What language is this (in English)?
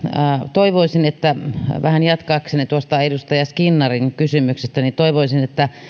Finnish